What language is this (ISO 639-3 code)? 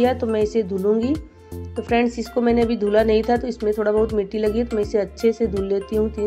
hin